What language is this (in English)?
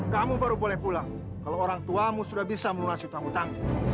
Indonesian